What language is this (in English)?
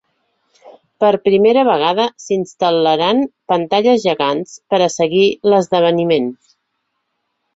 Catalan